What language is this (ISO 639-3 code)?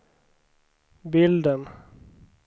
swe